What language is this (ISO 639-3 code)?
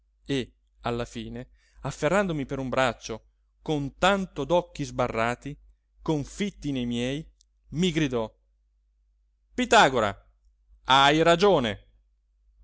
ita